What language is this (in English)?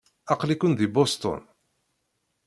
Kabyle